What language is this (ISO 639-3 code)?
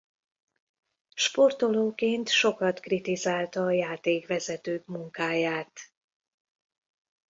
hun